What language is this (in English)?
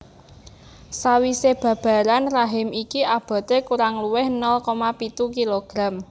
Javanese